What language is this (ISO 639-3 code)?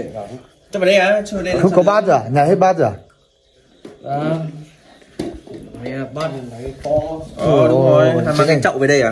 vie